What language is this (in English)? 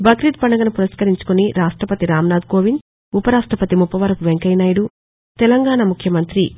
Telugu